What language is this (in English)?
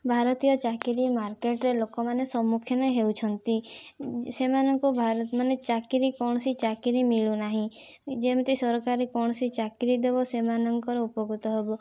Odia